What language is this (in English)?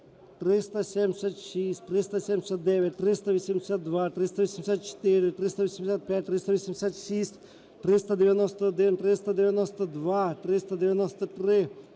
Ukrainian